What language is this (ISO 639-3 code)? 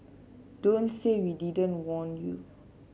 eng